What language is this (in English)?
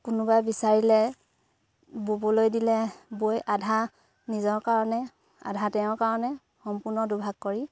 Assamese